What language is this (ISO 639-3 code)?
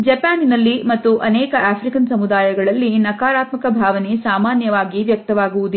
kan